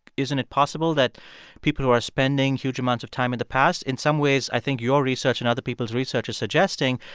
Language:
English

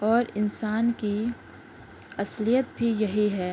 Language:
Urdu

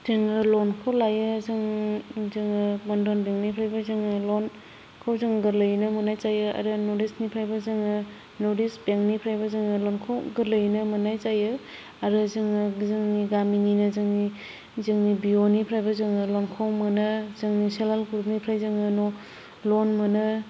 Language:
Bodo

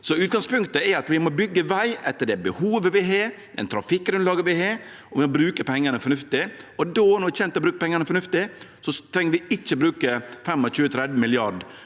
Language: Norwegian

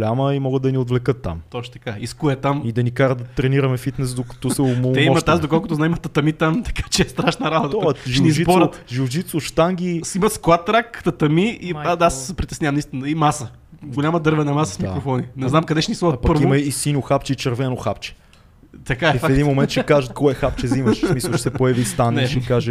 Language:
Bulgarian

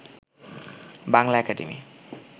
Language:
Bangla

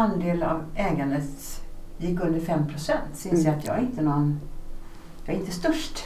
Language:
Swedish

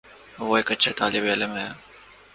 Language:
Urdu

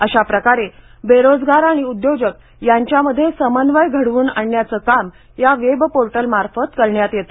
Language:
Marathi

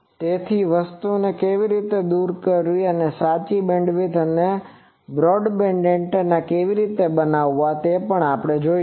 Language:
Gujarati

